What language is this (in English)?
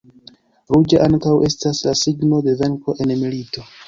Esperanto